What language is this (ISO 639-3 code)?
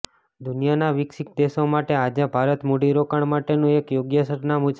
guj